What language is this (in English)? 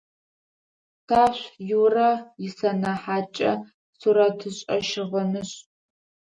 Adyghe